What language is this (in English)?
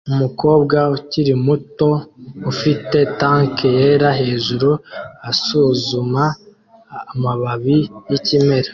Kinyarwanda